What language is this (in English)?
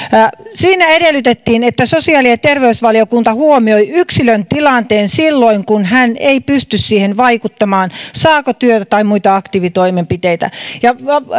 Finnish